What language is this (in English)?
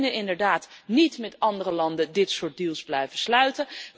Dutch